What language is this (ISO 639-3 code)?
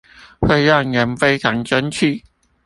zho